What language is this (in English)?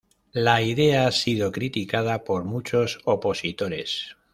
Spanish